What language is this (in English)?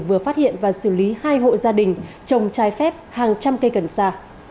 Vietnamese